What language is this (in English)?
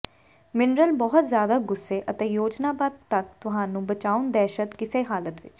Punjabi